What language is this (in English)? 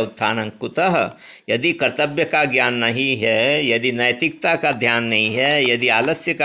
Hindi